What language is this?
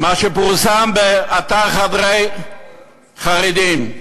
Hebrew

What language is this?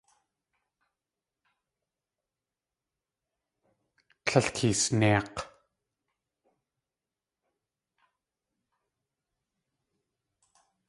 Tlingit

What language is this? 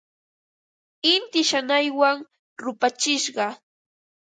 Ambo-Pasco Quechua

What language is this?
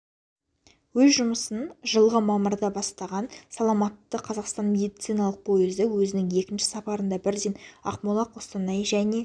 Kazakh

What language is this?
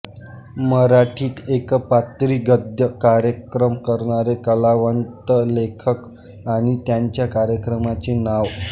Marathi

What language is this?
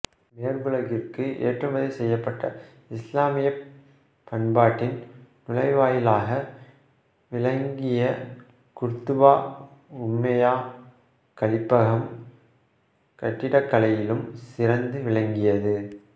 Tamil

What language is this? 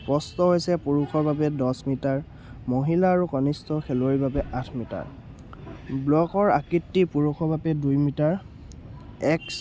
Assamese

